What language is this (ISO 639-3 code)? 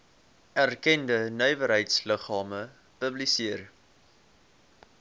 afr